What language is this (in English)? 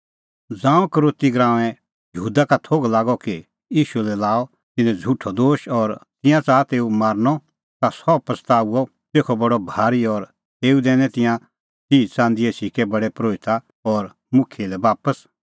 Kullu Pahari